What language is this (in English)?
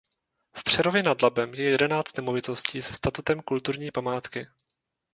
Czech